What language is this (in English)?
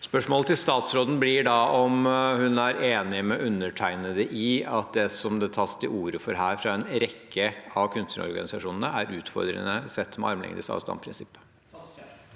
Norwegian